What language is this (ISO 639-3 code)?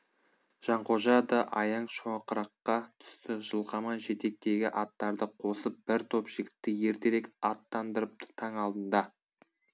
kaz